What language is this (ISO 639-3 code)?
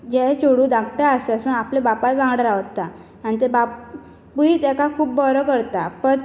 kok